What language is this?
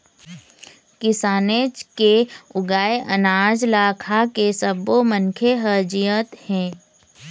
Chhattisgarhi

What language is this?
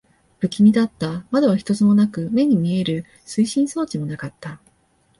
Japanese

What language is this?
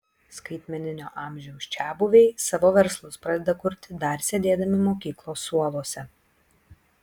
Lithuanian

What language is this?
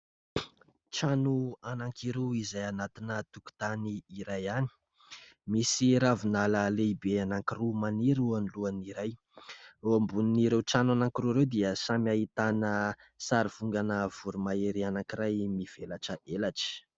Malagasy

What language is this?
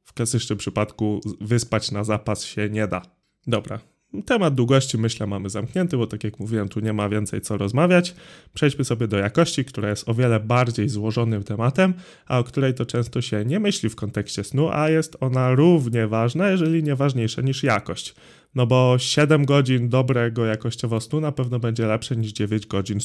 Polish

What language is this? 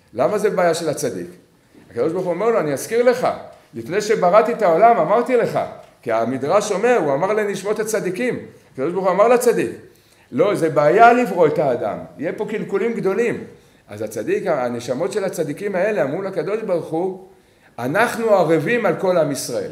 Hebrew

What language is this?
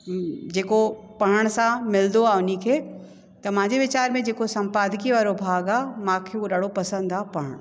Sindhi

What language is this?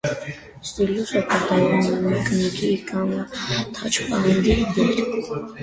Armenian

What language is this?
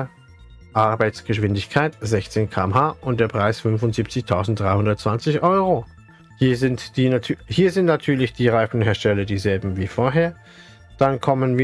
German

